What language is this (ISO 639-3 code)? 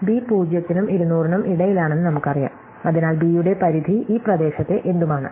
mal